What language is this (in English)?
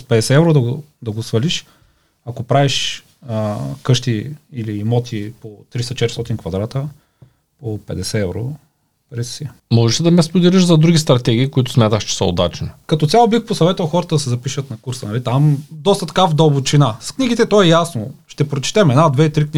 Bulgarian